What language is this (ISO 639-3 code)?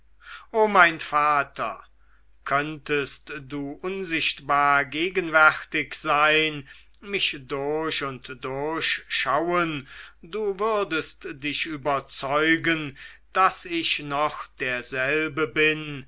deu